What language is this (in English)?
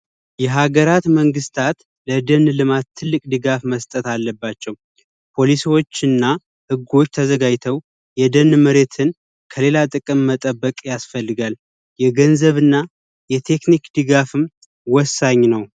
Amharic